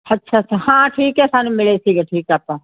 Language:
Punjabi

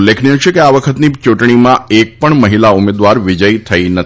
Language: Gujarati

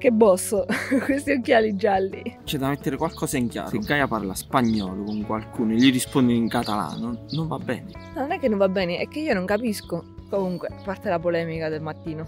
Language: Italian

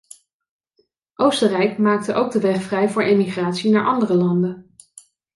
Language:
Dutch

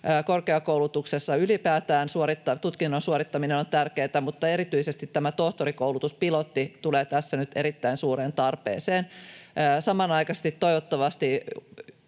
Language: Finnish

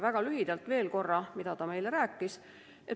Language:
Estonian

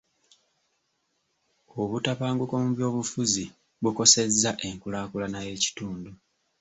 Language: Ganda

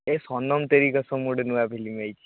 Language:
Odia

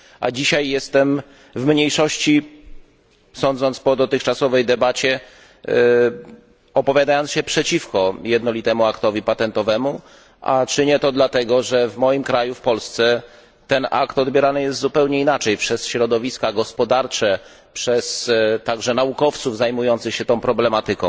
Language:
Polish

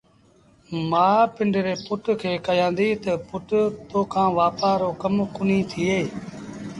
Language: Sindhi Bhil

